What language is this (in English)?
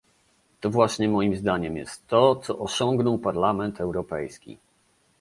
Polish